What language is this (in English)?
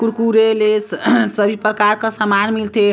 Chhattisgarhi